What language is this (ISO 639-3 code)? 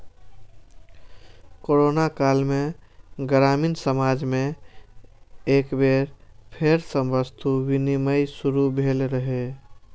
mai